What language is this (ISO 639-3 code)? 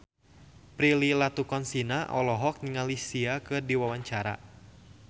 sun